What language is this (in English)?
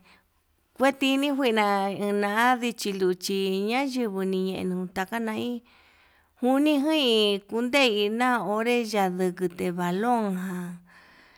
Yutanduchi Mixtec